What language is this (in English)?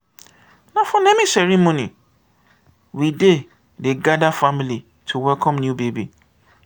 Nigerian Pidgin